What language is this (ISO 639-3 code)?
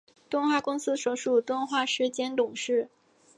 zho